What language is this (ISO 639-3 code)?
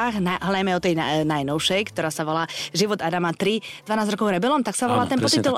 slk